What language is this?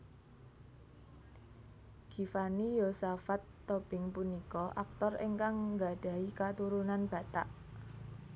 Javanese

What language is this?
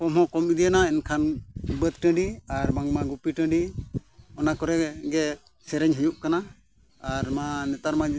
Santali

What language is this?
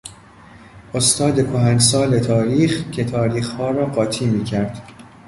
Persian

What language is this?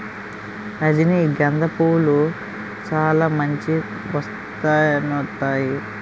Telugu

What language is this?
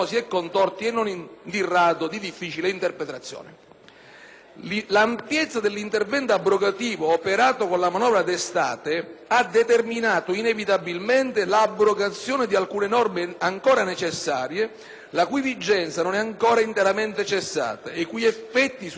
Italian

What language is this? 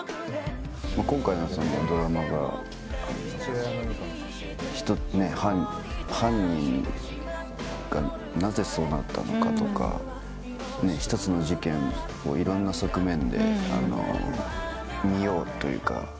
Japanese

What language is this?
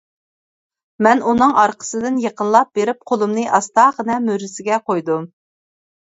Uyghur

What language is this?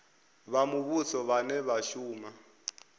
Venda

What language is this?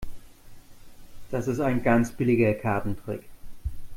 German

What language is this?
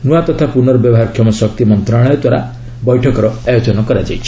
Odia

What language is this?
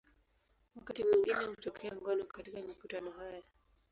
Swahili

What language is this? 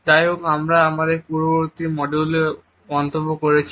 Bangla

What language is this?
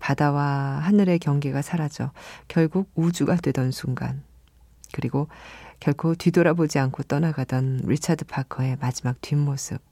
Korean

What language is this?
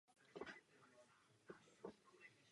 Czech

